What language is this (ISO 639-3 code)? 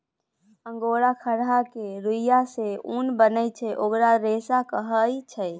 mai